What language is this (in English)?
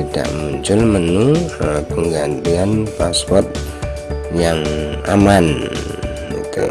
Indonesian